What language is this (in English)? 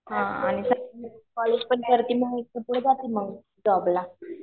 Marathi